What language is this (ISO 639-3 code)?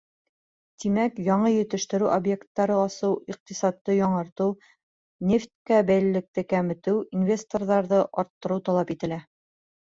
bak